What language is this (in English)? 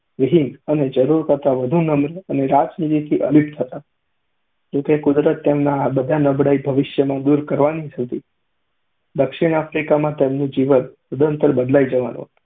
Gujarati